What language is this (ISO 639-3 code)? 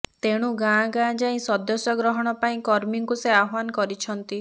ori